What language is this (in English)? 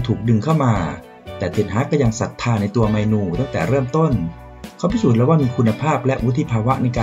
Thai